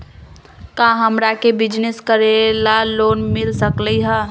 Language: Magahi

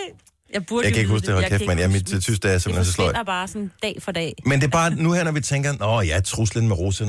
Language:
Danish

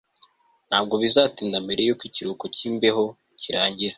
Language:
Kinyarwanda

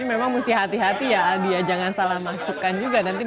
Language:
Indonesian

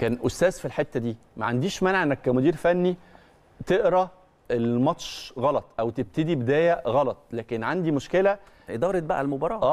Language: Arabic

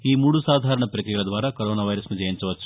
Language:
Telugu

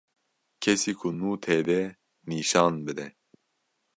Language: Kurdish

